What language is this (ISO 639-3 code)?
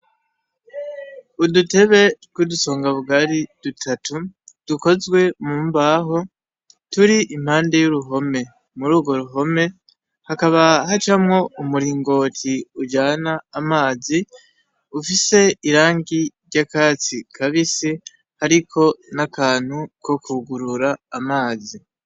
run